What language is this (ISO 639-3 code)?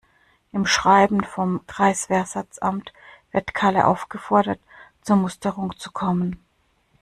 deu